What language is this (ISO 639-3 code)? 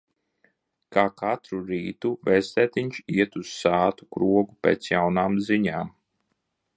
lav